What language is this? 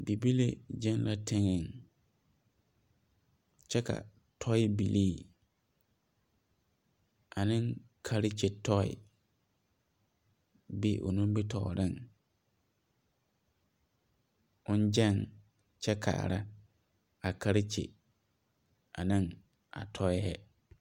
Southern Dagaare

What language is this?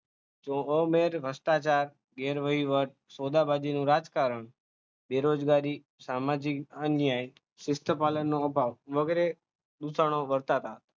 Gujarati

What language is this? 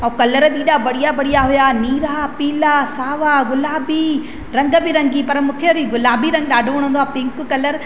Sindhi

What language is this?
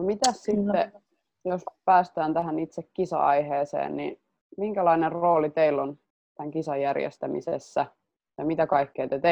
Finnish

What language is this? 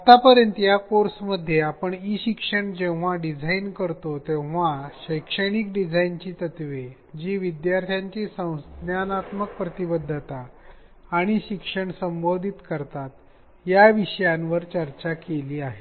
Marathi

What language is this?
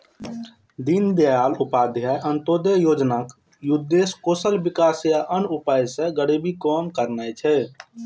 Maithili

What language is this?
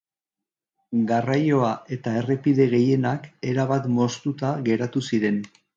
Basque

